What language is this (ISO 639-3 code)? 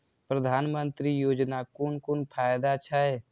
mai